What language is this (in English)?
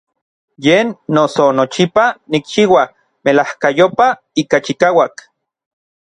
Orizaba Nahuatl